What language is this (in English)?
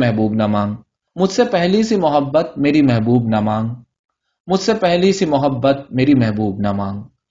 Urdu